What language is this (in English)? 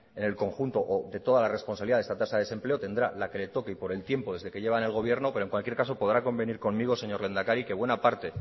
Spanish